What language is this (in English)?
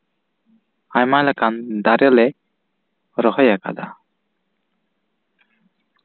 Santali